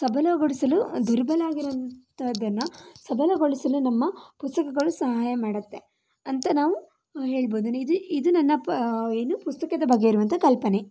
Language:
Kannada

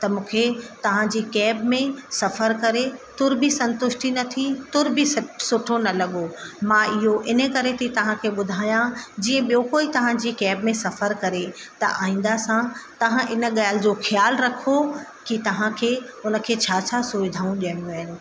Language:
Sindhi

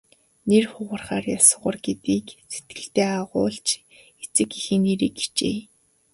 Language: Mongolian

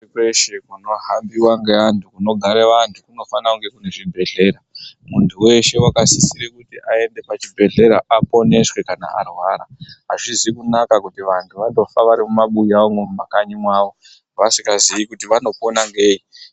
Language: Ndau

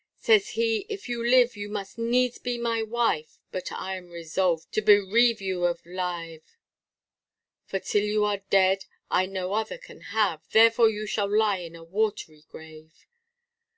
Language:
English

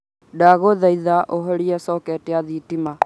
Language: Kikuyu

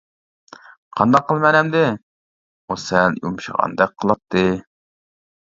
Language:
Uyghur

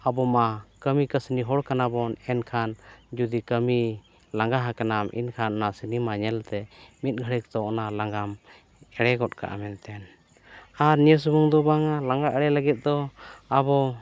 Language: Santali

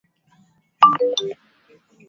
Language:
Swahili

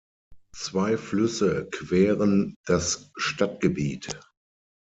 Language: German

